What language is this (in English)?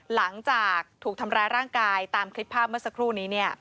Thai